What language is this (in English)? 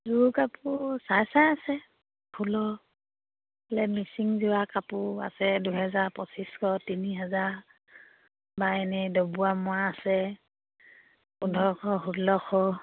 Assamese